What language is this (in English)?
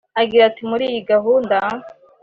Kinyarwanda